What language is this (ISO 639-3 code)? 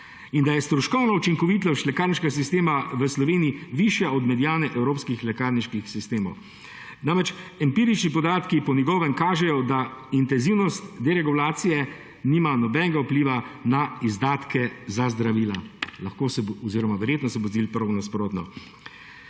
slv